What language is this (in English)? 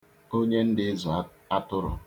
Igbo